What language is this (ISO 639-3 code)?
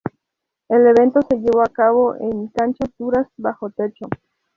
spa